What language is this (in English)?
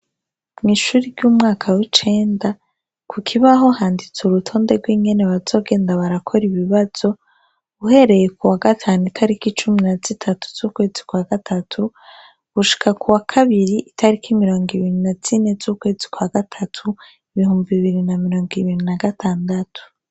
Rundi